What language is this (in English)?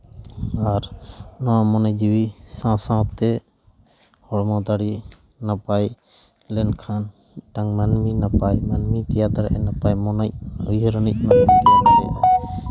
Santali